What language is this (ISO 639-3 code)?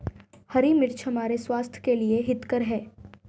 hin